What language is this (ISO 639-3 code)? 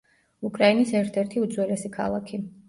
kat